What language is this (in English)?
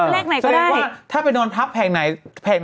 Thai